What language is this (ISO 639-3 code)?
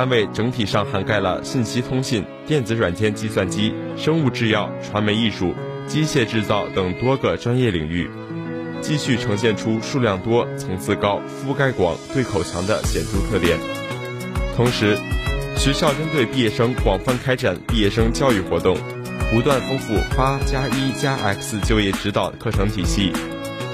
zho